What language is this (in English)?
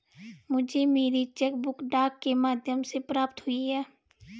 Hindi